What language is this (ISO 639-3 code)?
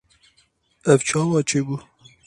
kur